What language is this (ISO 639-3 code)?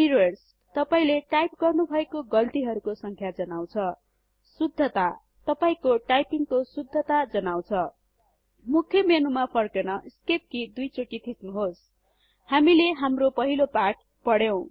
nep